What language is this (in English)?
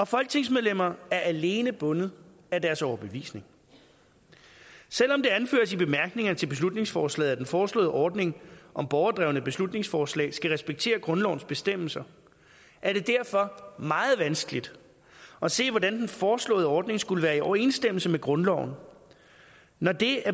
Danish